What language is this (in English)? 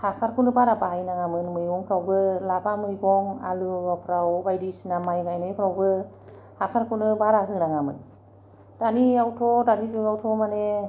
Bodo